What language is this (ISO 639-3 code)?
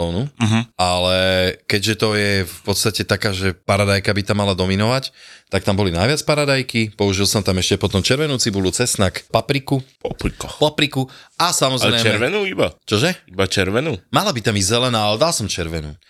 slk